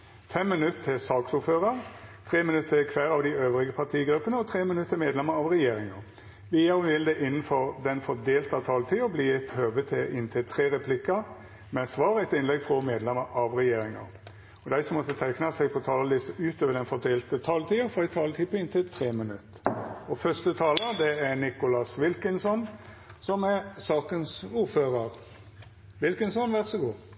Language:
Norwegian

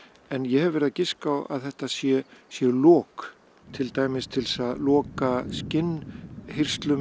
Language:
Icelandic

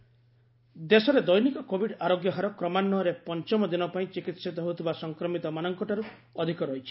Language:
Odia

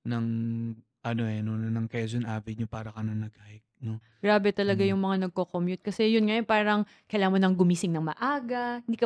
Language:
Filipino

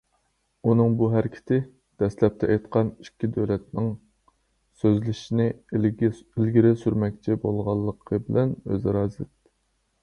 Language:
Uyghur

